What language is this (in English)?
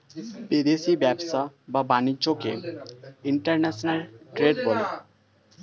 Bangla